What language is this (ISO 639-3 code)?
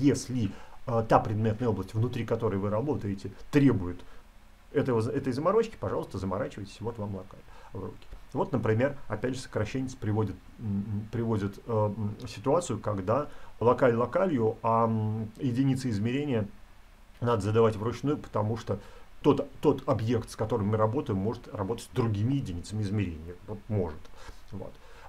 rus